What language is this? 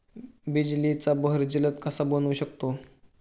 Marathi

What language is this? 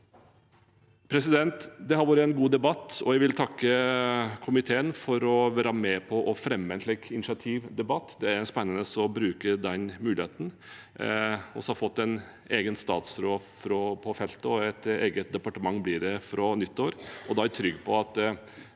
Norwegian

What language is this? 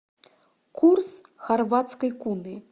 Russian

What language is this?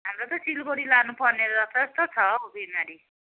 Nepali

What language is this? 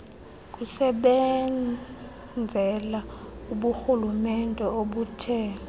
Xhosa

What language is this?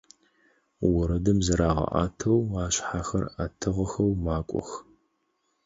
Adyghe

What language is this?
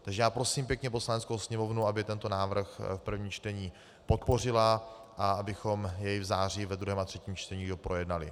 Czech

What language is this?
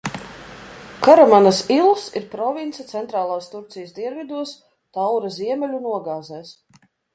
Latvian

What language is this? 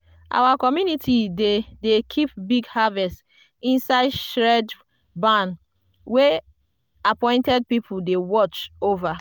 Nigerian Pidgin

